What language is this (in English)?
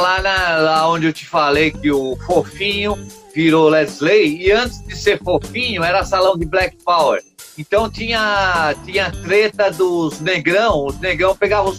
Portuguese